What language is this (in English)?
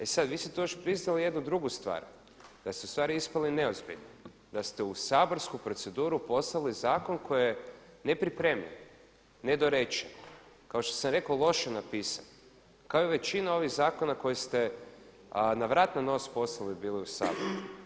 Croatian